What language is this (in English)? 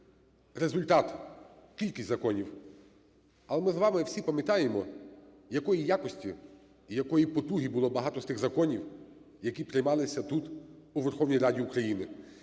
Ukrainian